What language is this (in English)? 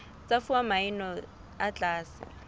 Southern Sotho